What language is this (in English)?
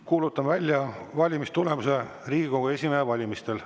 Estonian